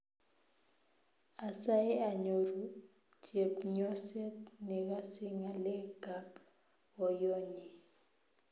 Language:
Kalenjin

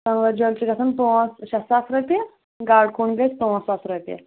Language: Kashmiri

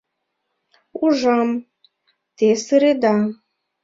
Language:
Mari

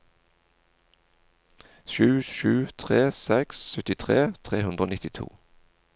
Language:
Norwegian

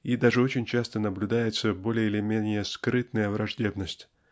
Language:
Russian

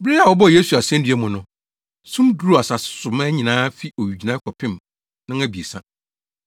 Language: Akan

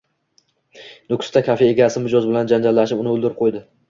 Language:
Uzbek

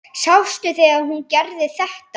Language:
Icelandic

